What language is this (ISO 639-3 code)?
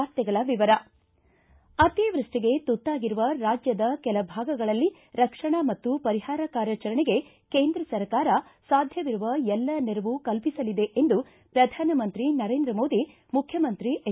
kan